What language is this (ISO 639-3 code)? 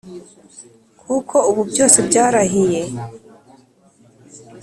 kin